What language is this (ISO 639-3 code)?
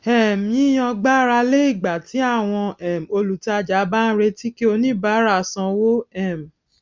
yor